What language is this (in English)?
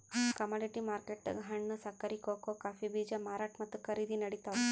Kannada